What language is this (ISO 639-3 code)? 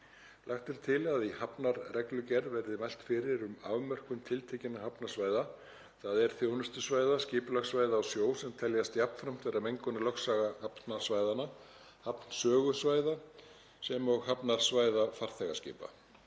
isl